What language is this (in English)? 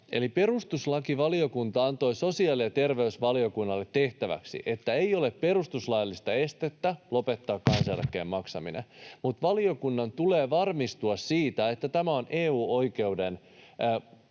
Finnish